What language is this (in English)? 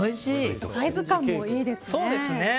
Japanese